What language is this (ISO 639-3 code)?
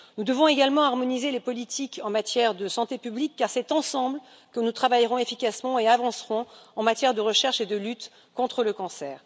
fra